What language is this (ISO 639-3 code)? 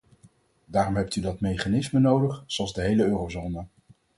nld